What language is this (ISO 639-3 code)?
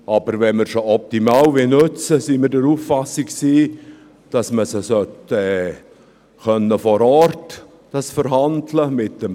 gsw